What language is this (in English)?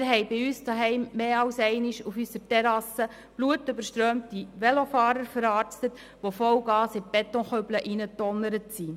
Swiss German